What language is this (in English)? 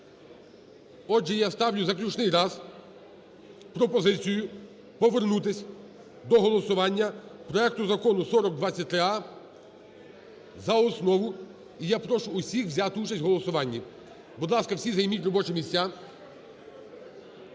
Ukrainian